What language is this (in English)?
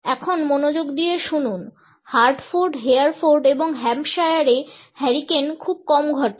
Bangla